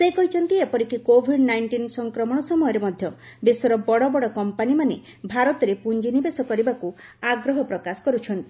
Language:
Odia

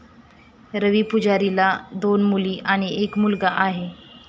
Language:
Marathi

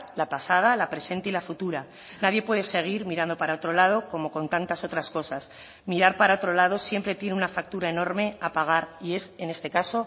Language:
Spanish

